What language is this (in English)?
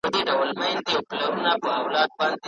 Pashto